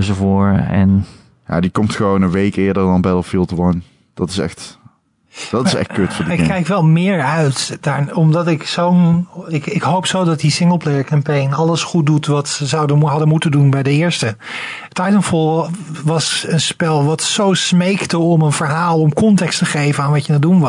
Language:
Dutch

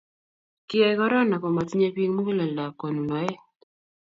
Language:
Kalenjin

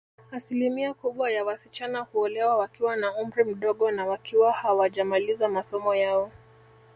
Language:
Swahili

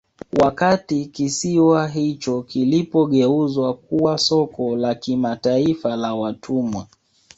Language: Swahili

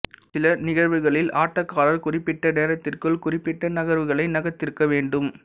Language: Tamil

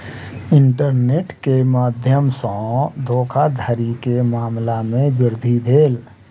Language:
Maithili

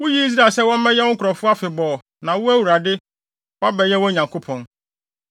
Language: Akan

